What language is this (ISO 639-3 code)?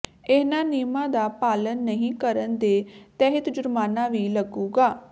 pan